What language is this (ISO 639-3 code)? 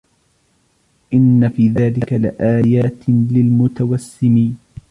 ara